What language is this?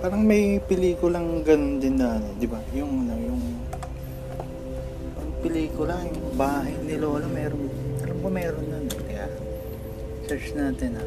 Filipino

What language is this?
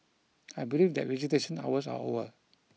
English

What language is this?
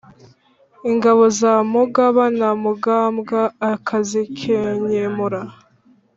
Kinyarwanda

